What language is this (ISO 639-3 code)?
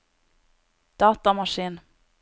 nor